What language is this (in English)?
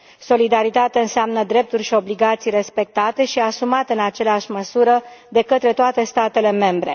Romanian